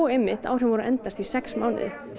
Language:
Icelandic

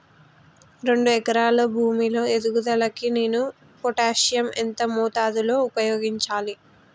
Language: Telugu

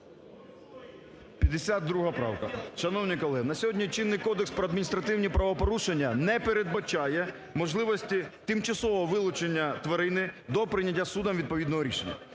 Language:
Ukrainian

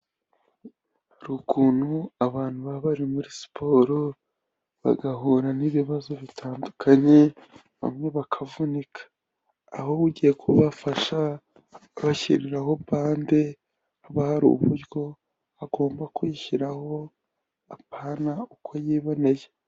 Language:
Kinyarwanda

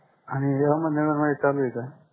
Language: Marathi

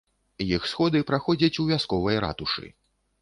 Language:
Belarusian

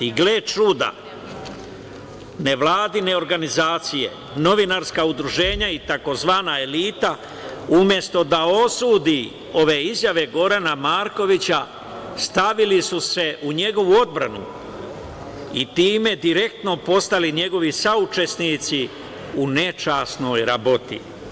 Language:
Serbian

